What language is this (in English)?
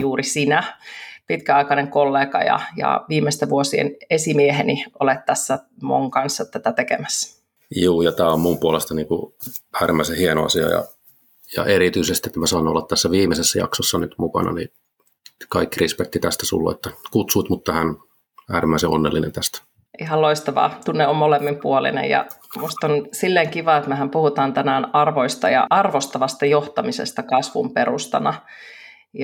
Finnish